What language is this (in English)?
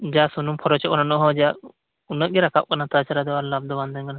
Santali